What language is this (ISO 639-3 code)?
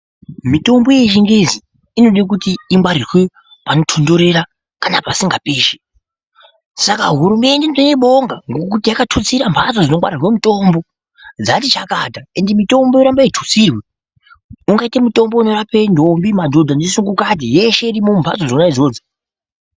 ndc